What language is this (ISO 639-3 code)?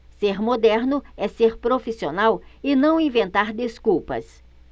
por